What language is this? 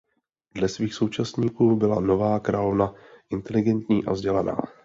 Czech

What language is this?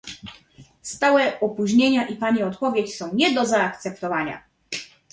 Polish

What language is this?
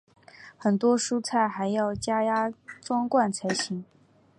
Chinese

